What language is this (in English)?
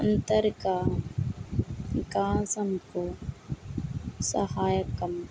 Telugu